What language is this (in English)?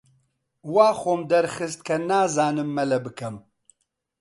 Central Kurdish